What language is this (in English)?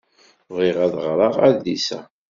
Kabyle